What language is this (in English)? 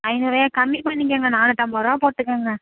Tamil